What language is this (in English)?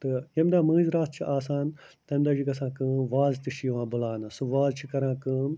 Kashmiri